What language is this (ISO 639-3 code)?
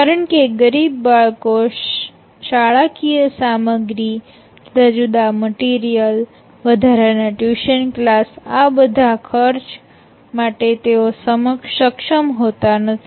guj